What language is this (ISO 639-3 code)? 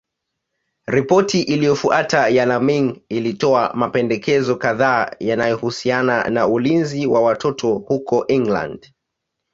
swa